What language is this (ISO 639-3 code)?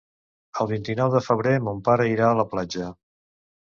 cat